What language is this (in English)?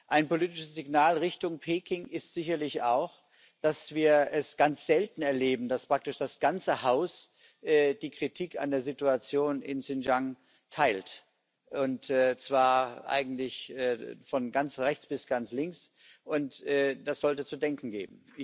German